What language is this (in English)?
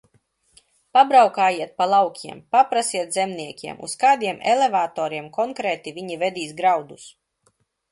Latvian